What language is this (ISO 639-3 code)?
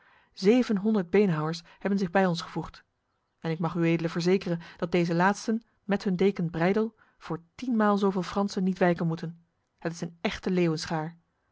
nld